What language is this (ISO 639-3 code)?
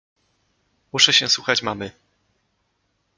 pol